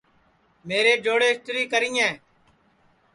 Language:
Sansi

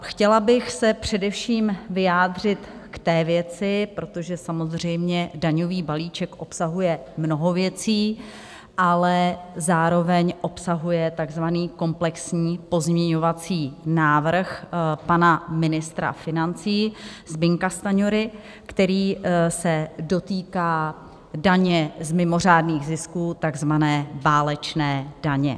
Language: Czech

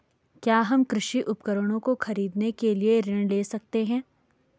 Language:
Hindi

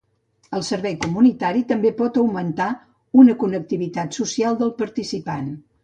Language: Catalan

